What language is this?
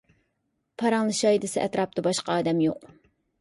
Uyghur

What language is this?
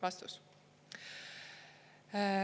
Estonian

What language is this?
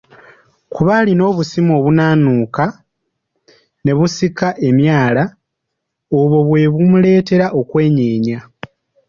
Ganda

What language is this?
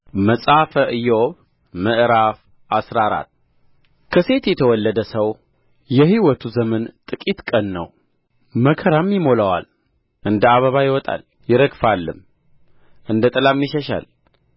Amharic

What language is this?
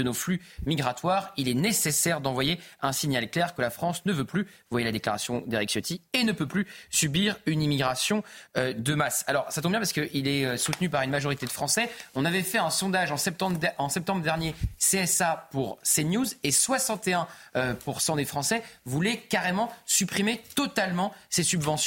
French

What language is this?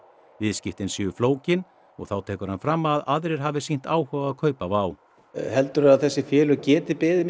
Icelandic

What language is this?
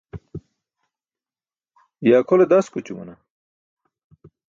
Burushaski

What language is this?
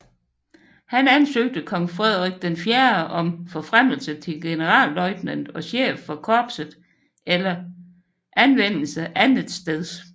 Danish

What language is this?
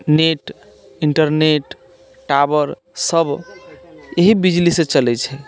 Maithili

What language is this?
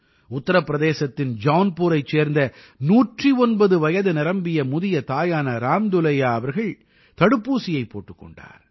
Tamil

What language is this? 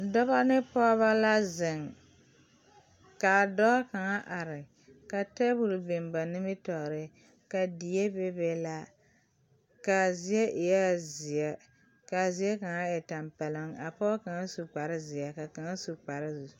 Southern Dagaare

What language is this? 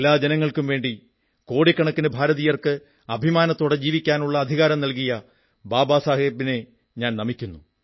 Malayalam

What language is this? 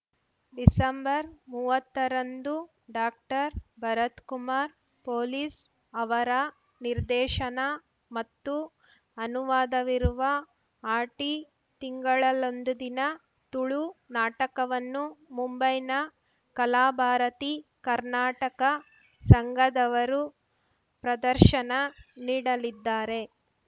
Kannada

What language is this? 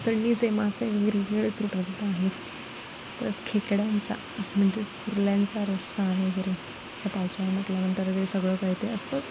Marathi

